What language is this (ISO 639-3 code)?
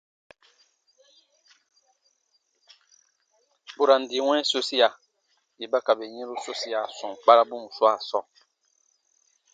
bba